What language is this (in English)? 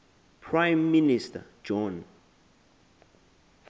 Xhosa